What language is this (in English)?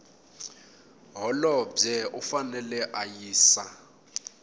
Tsonga